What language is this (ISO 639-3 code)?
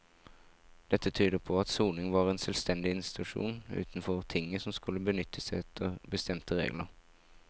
nor